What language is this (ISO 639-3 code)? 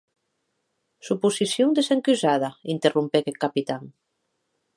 oci